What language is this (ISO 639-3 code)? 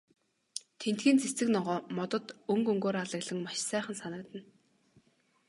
mon